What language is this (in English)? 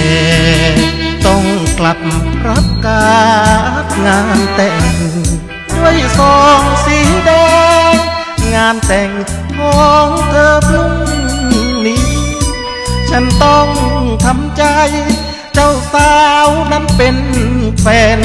Thai